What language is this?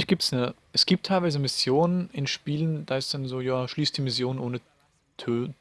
German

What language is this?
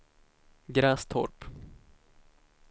Swedish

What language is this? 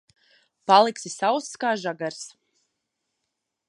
Latvian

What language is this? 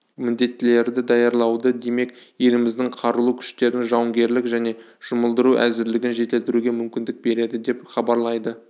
Kazakh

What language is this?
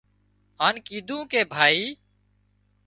Wadiyara Koli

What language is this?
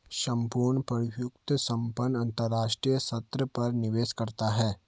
Hindi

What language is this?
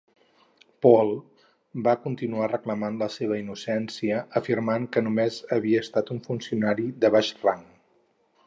Catalan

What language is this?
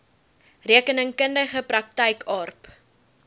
Afrikaans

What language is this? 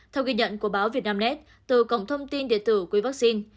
Vietnamese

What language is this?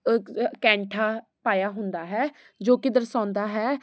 Punjabi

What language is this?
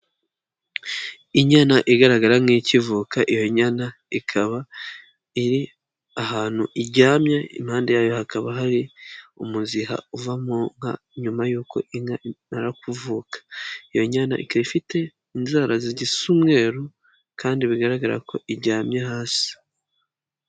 Kinyarwanda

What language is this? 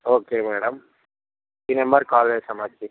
Telugu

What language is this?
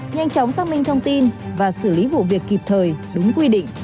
Vietnamese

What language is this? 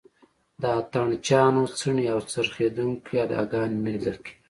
Pashto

